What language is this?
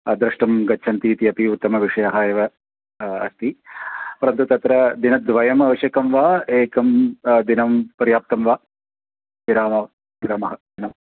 Sanskrit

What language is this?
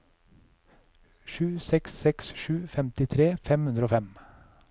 Norwegian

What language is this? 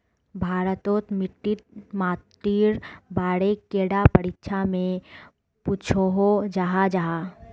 Magahi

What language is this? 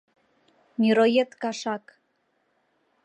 Mari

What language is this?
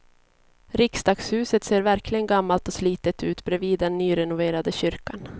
Swedish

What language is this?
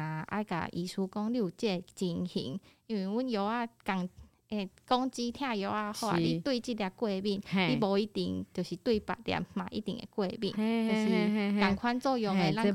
Chinese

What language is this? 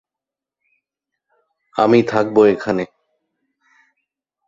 Bangla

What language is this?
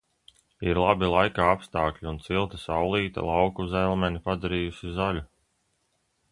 Latvian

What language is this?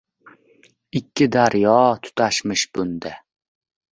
Uzbek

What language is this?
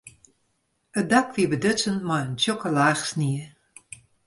Western Frisian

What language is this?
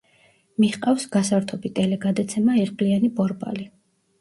Georgian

